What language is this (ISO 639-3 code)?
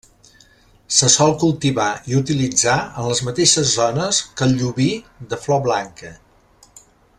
cat